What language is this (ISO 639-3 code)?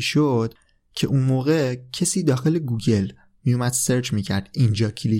fas